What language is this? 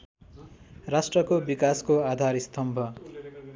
Nepali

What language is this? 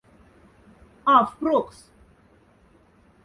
Moksha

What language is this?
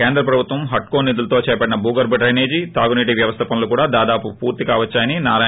Telugu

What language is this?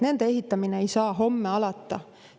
Estonian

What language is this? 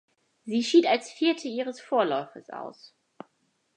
German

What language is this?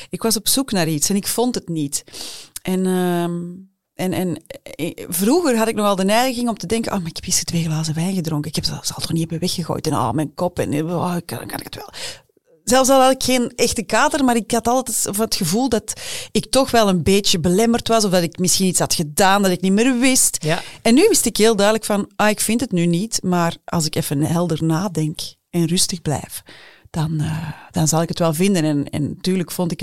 Dutch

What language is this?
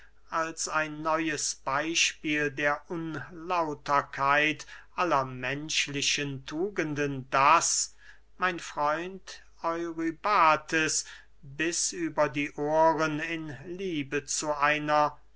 German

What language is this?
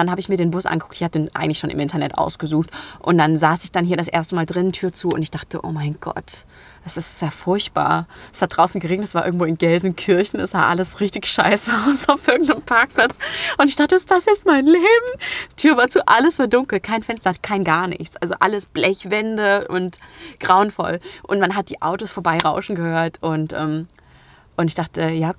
German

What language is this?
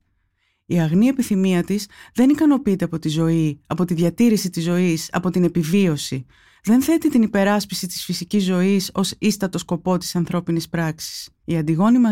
Greek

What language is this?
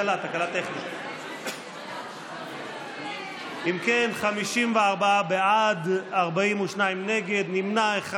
Hebrew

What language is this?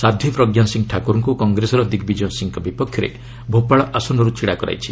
Odia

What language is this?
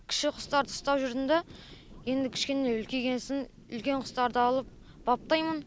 Kazakh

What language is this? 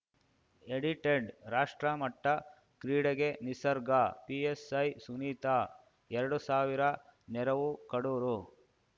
Kannada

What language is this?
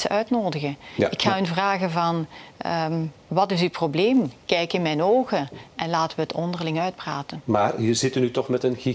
Dutch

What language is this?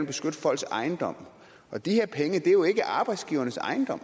Danish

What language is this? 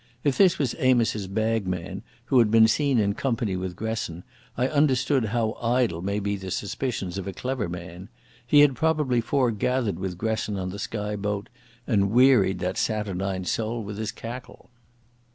English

